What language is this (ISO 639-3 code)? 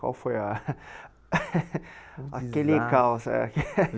por